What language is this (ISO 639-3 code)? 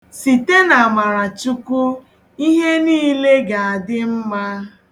ibo